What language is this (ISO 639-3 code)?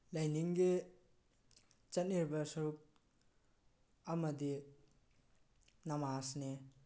mni